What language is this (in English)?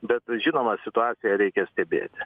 Lithuanian